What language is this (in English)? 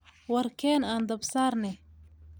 Somali